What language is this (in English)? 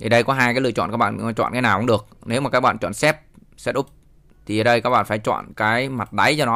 Vietnamese